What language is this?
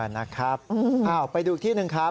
Thai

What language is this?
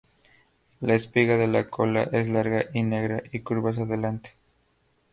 Spanish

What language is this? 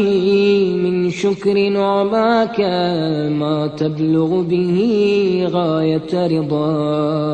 Arabic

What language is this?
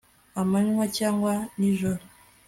Kinyarwanda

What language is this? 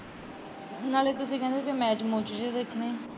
Punjabi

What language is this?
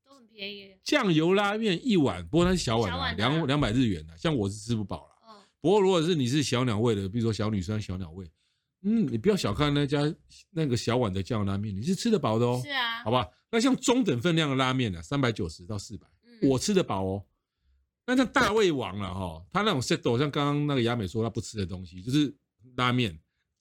Chinese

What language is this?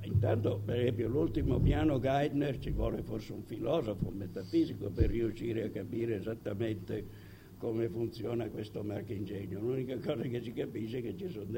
Italian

